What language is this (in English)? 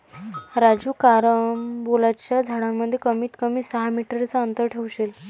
Marathi